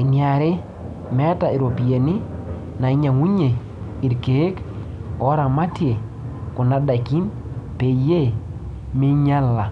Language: Masai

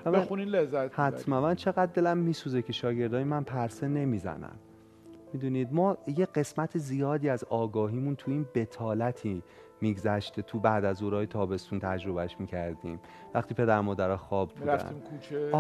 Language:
Persian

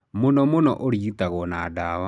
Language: Kikuyu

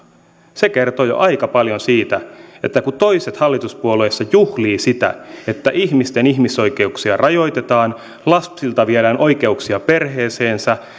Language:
Finnish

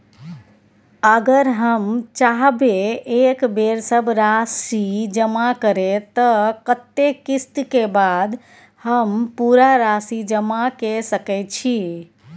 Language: Maithili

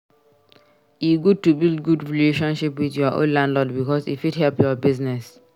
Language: Nigerian Pidgin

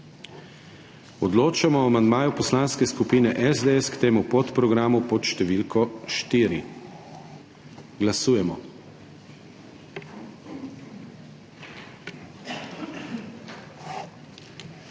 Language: Slovenian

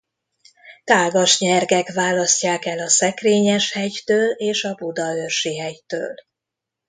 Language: Hungarian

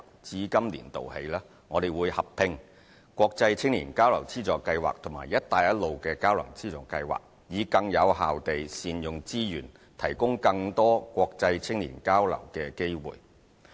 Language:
Cantonese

